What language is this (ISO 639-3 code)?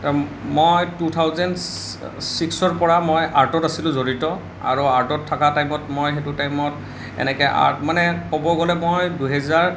asm